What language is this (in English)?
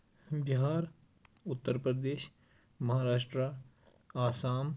Kashmiri